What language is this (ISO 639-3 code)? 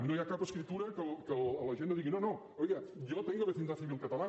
cat